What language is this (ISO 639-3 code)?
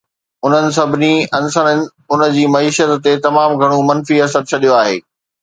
snd